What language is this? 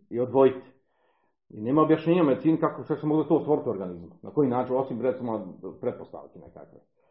Croatian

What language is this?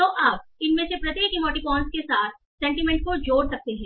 Hindi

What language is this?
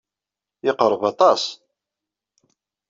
Kabyle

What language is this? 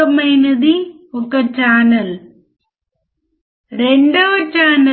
Telugu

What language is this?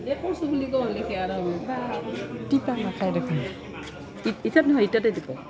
Assamese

